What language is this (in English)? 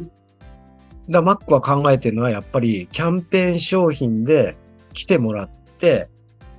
Japanese